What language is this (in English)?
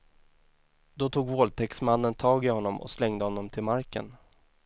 Swedish